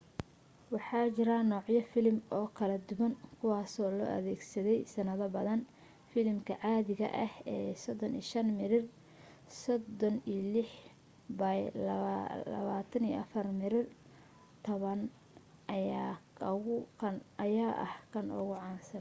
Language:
Somali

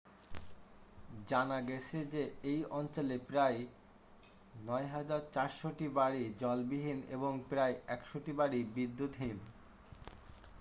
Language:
Bangla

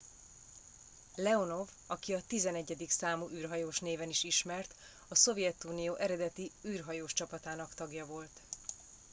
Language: Hungarian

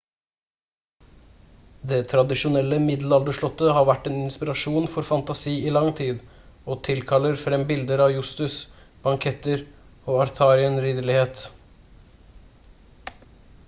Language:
Norwegian Bokmål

